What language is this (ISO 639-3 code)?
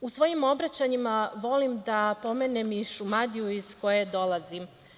srp